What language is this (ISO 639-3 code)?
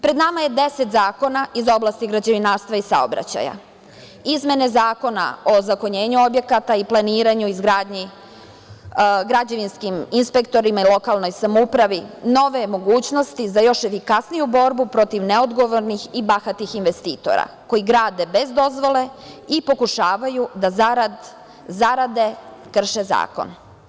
srp